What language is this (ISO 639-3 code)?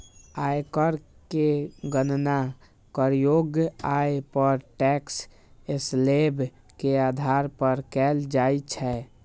mai